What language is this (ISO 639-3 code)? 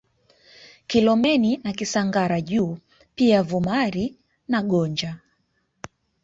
swa